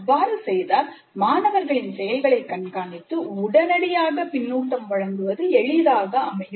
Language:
Tamil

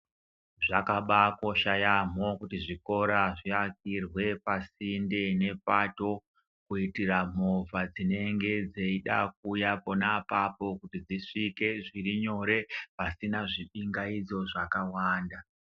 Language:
Ndau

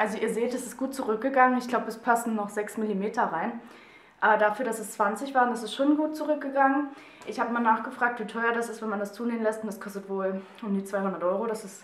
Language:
German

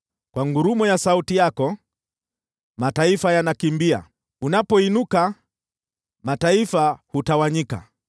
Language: Swahili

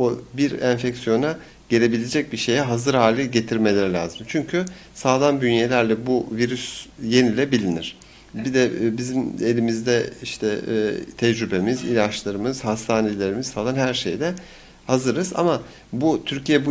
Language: Turkish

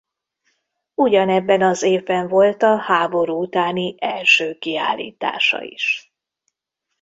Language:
Hungarian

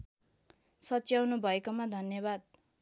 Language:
Nepali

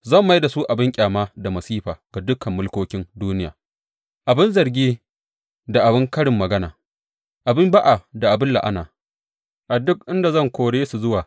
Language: Hausa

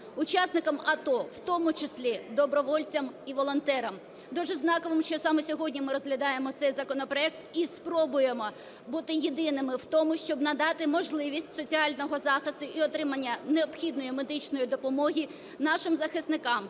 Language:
Ukrainian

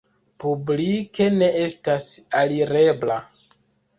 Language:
Esperanto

